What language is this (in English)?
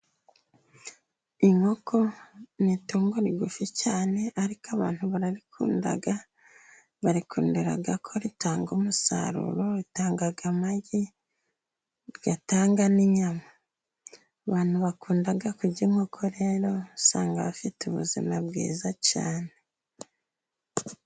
Kinyarwanda